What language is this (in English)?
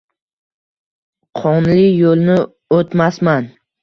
Uzbek